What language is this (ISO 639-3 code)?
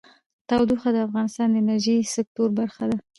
pus